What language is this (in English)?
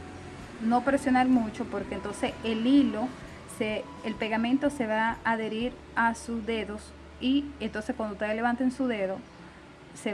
Spanish